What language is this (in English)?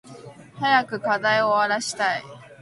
Japanese